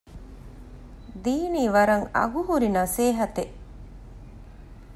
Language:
Divehi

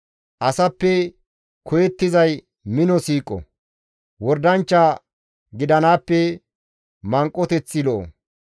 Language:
Gamo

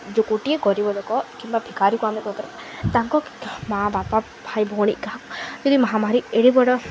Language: Odia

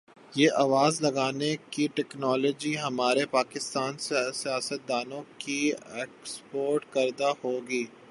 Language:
Urdu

